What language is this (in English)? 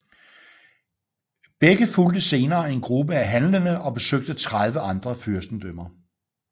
Danish